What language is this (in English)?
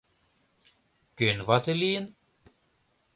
Mari